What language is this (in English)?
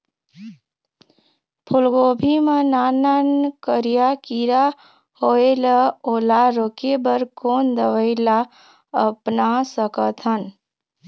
Chhattisgarhi